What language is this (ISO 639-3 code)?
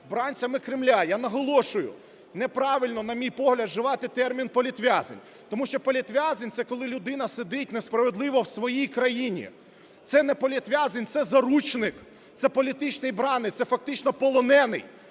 ukr